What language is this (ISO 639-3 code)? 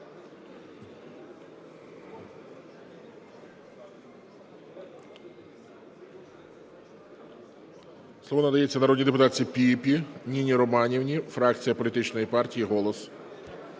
ukr